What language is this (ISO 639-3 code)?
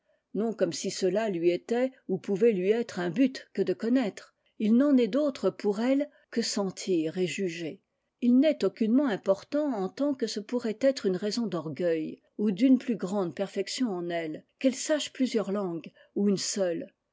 fra